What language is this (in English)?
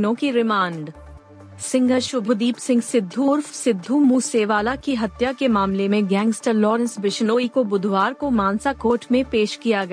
Hindi